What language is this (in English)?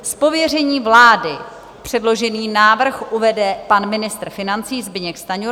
Czech